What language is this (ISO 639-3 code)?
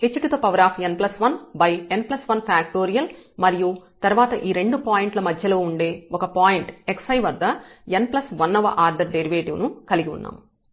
tel